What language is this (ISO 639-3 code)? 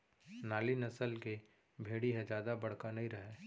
hne